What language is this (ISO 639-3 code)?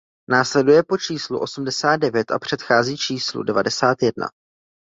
ces